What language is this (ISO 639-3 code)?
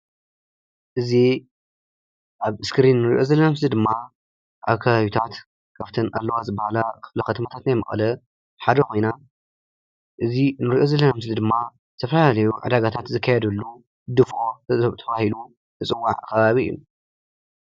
tir